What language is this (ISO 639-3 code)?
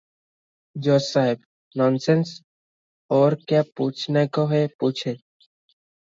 ori